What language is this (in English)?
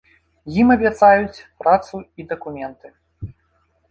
Belarusian